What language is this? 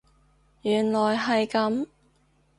Cantonese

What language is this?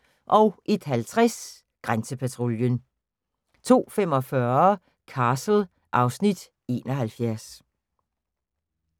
Danish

